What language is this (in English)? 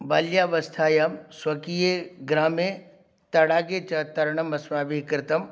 Sanskrit